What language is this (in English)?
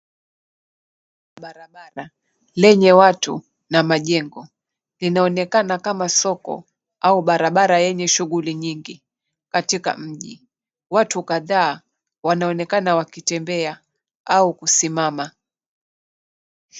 Swahili